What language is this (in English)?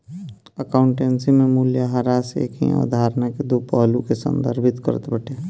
Bhojpuri